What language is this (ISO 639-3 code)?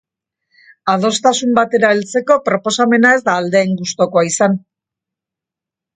eus